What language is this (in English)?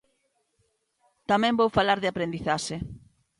Galician